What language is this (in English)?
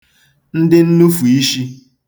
Igbo